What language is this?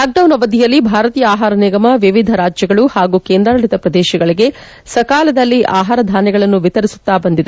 Kannada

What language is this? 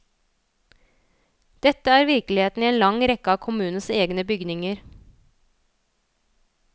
Norwegian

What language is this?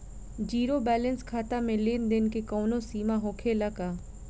Bhojpuri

